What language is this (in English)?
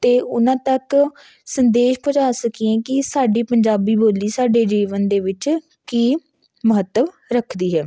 Punjabi